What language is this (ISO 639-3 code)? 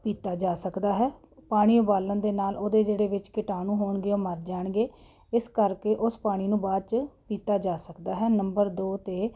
pan